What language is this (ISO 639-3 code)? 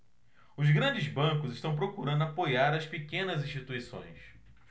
por